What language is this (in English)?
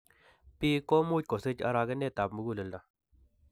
Kalenjin